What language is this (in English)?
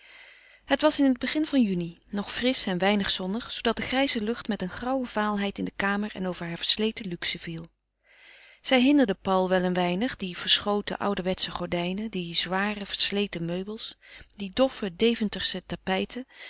Dutch